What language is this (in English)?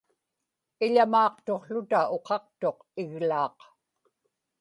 Inupiaq